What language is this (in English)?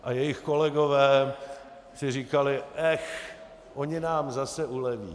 Czech